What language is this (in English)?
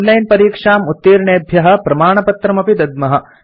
Sanskrit